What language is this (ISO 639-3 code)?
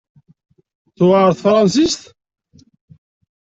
kab